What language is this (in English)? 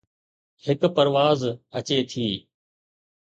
Sindhi